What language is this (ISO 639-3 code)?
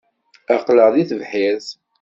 kab